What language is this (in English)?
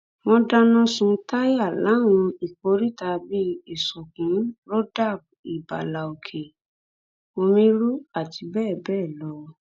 Yoruba